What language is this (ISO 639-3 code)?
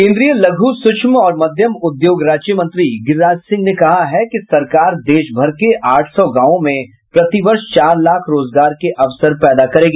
hin